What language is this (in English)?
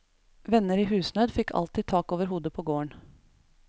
Norwegian